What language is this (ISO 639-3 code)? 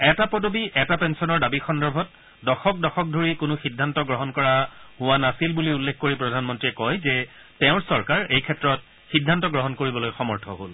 asm